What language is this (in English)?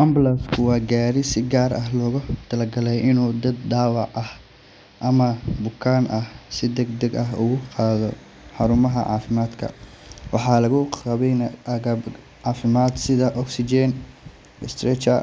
Somali